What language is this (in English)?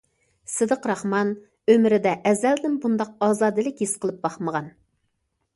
Uyghur